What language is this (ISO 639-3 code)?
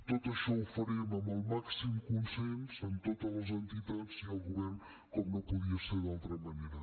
cat